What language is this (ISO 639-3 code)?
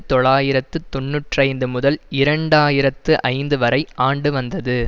tam